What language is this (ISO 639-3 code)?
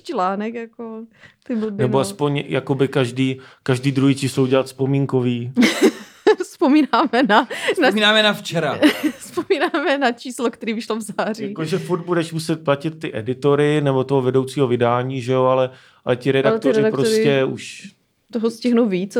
ces